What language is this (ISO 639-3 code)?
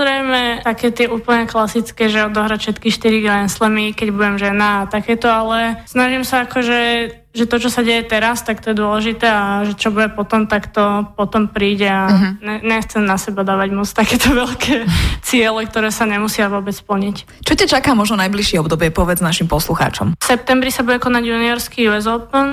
slk